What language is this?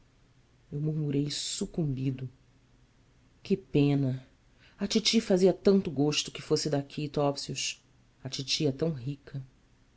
Portuguese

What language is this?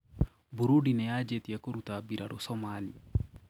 Kikuyu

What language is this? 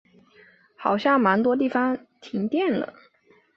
Chinese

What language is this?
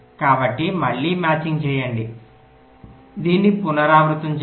Telugu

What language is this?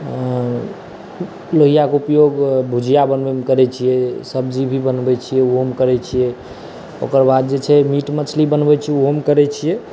Maithili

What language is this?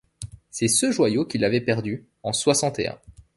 French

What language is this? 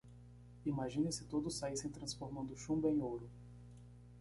Portuguese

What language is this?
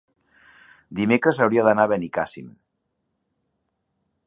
Catalan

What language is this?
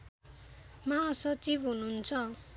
Nepali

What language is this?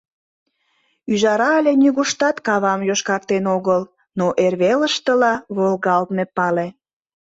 Mari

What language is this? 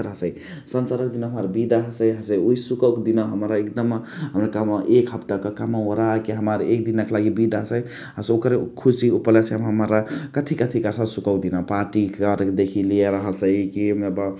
Chitwania Tharu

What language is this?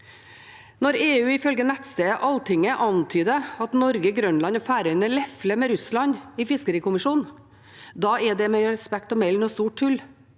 Norwegian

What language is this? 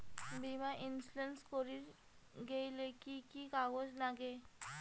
Bangla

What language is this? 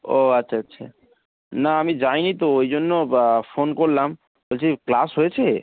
Bangla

